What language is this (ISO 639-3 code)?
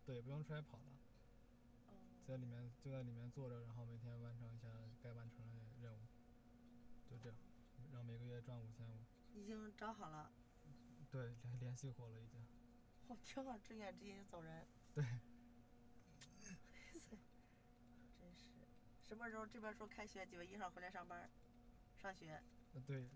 zho